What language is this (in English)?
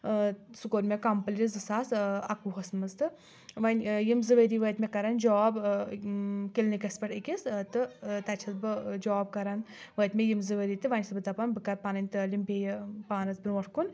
Kashmiri